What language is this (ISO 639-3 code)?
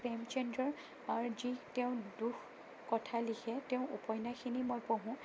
asm